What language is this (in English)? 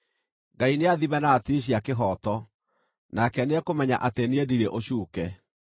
Kikuyu